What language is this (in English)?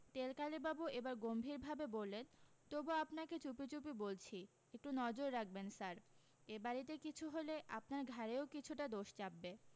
Bangla